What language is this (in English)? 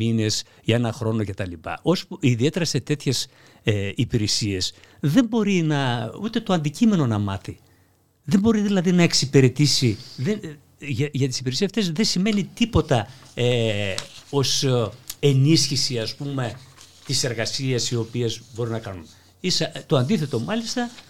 Greek